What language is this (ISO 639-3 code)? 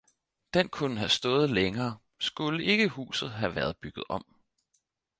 dan